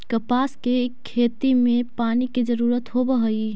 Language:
Magahi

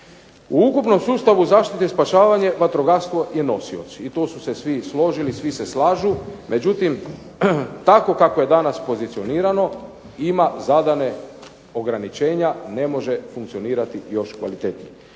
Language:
Croatian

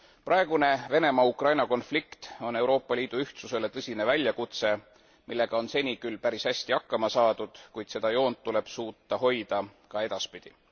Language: Estonian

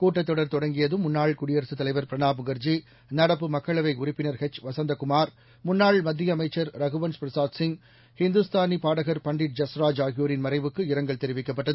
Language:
Tamil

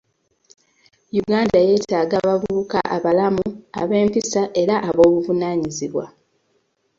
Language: Ganda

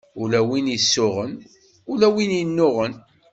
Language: Kabyle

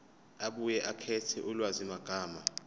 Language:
Zulu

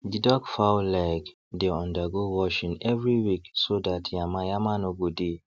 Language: Nigerian Pidgin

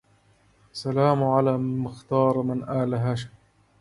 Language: Arabic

